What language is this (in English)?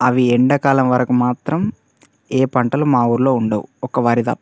Telugu